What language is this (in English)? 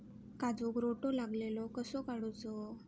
Marathi